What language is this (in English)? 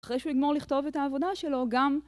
Hebrew